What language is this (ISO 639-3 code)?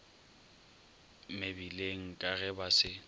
nso